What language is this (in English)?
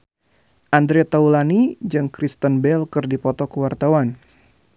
Sundanese